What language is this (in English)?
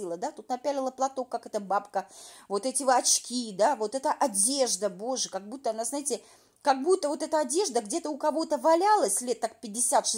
Russian